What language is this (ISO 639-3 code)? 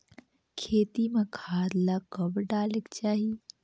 hne